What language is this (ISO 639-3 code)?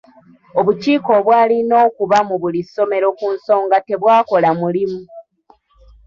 lug